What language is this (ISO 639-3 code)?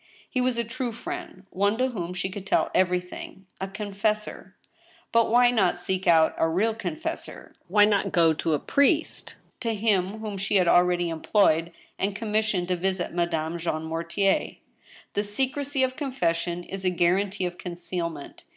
eng